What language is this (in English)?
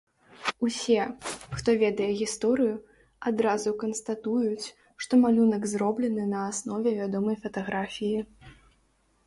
Belarusian